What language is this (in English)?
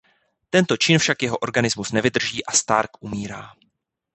Czech